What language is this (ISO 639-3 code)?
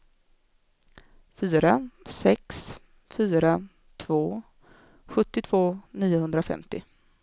swe